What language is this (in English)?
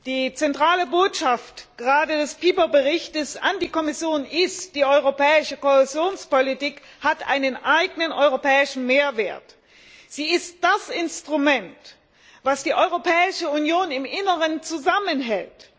German